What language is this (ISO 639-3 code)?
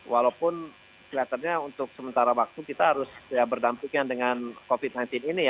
ind